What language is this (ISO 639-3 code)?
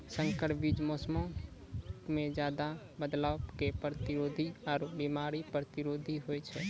mai